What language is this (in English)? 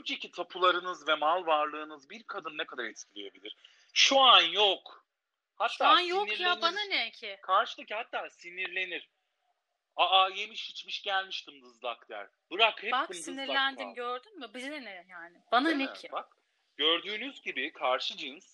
Turkish